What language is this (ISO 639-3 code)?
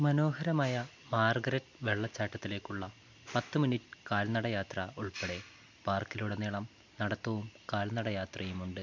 mal